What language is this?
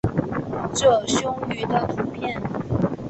Chinese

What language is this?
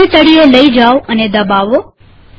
Gujarati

